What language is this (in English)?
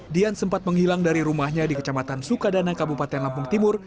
Indonesian